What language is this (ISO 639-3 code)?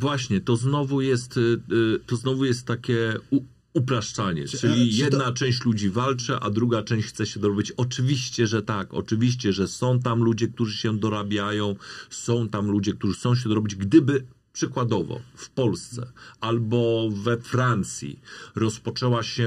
pol